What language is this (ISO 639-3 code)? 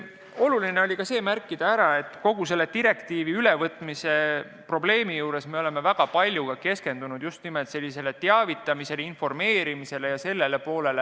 est